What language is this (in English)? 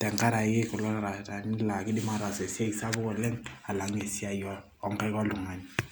Masai